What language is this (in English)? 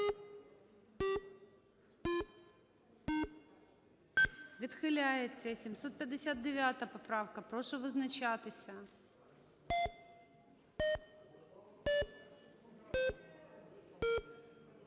Ukrainian